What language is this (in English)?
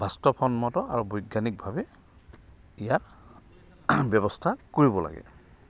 Assamese